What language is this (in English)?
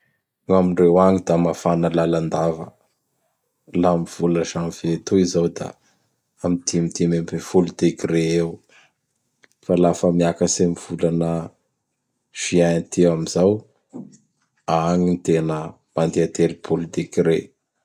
Bara Malagasy